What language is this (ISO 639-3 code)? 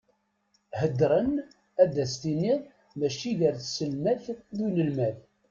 kab